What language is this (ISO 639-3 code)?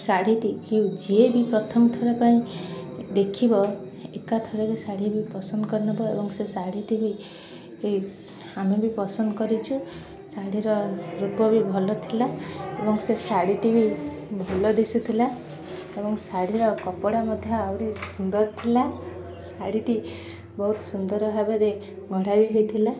ori